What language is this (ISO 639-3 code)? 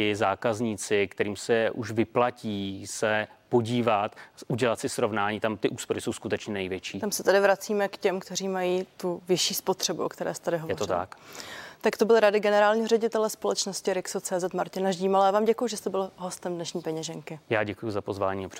ces